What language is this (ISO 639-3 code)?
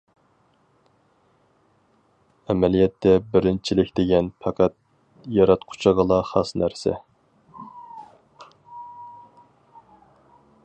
uig